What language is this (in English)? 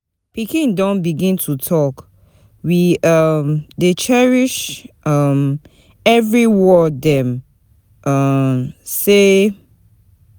Nigerian Pidgin